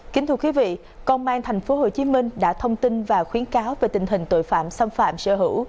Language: Vietnamese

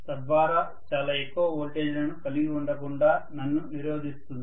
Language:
Telugu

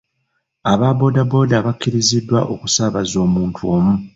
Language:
Ganda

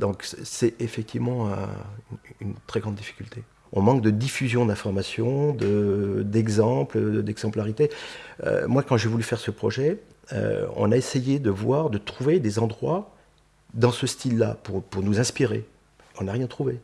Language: French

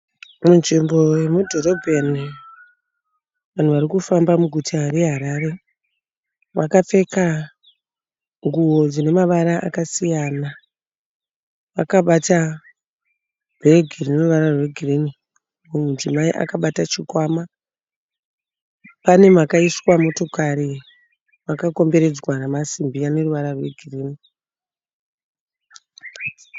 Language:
Shona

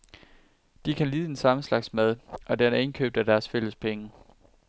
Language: Danish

